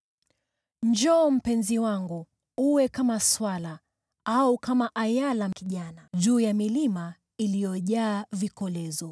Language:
Swahili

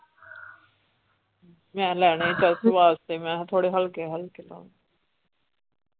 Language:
Punjabi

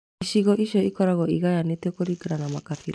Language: Kikuyu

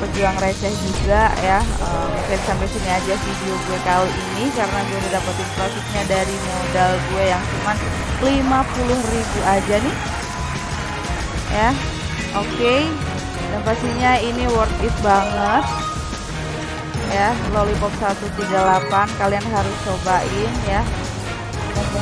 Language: Indonesian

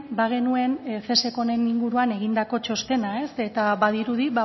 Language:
Basque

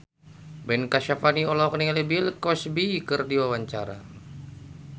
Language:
Sundanese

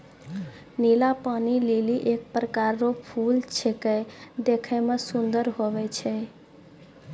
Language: Maithili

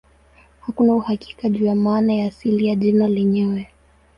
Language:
Swahili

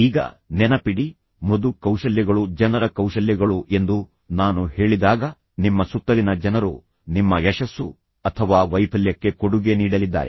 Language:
Kannada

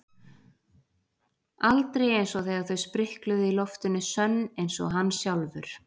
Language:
Icelandic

